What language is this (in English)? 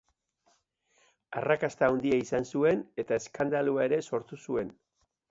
Basque